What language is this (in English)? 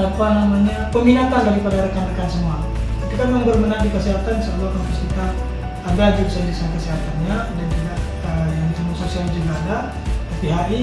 Indonesian